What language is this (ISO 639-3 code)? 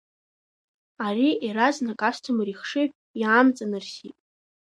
abk